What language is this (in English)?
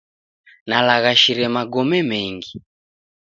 Taita